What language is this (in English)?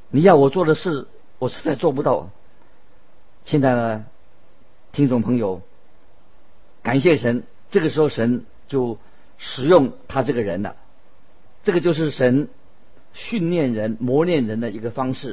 Chinese